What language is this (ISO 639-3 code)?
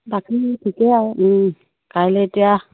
asm